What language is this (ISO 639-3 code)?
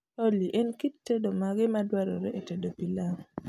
luo